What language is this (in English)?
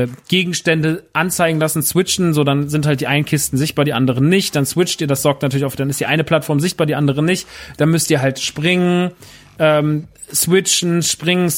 German